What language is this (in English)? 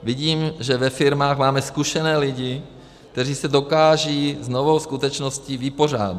Czech